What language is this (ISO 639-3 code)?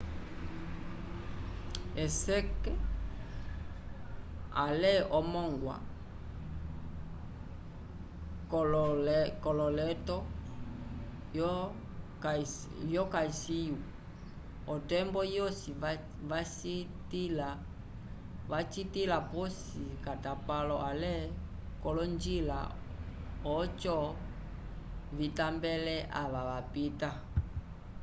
umb